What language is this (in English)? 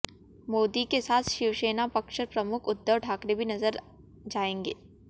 Hindi